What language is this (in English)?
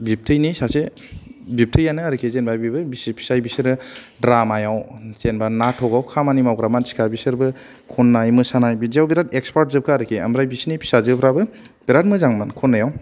Bodo